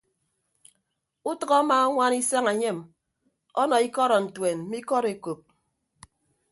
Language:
Ibibio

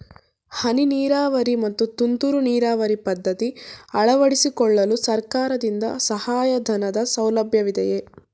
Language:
Kannada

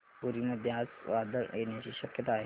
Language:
Marathi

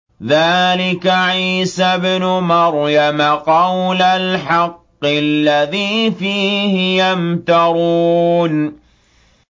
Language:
Arabic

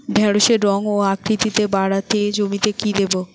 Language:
Bangla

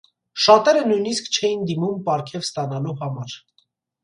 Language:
Armenian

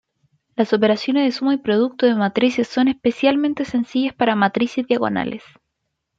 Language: Spanish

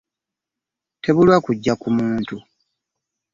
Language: Ganda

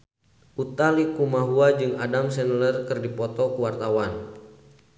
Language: Sundanese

